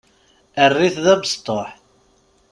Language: Kabyle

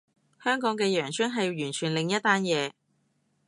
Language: Cantonese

